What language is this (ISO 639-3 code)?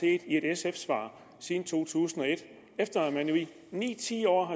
dan